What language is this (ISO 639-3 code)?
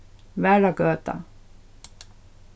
fao